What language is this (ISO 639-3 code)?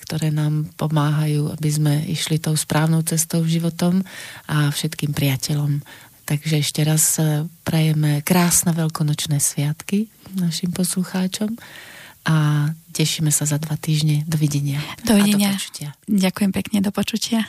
slk